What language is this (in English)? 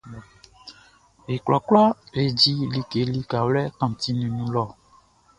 Baoulé